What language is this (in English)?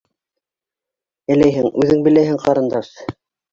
Bashkir